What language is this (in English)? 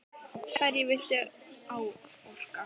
Icelandic